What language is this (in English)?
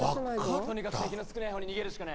Japanese